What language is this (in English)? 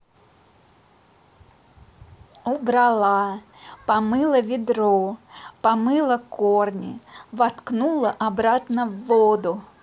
Russian